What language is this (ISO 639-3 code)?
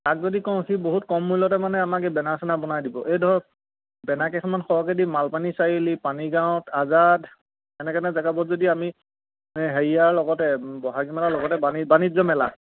asm